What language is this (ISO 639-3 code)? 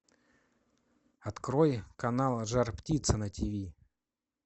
rus